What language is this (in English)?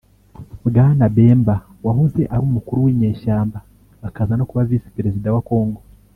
Kinyarwanda